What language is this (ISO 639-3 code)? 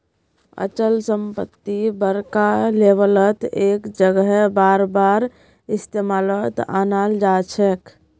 mag